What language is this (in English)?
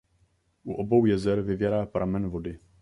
Czech